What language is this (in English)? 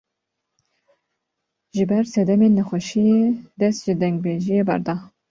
Kurdish